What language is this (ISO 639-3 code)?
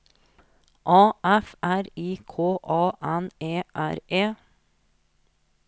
nor